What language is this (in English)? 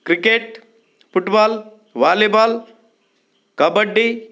Kannada